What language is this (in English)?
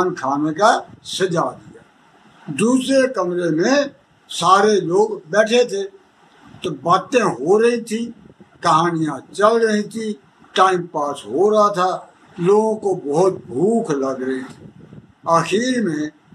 Punjabi